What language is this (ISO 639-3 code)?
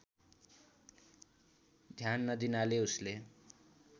nep